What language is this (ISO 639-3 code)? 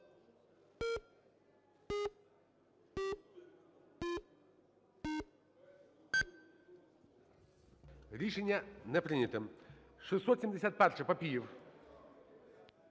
ukr